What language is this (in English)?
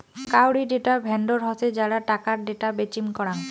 Bangla